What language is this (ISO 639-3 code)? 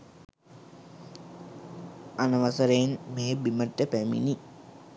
sin